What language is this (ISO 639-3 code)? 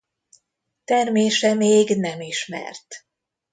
hun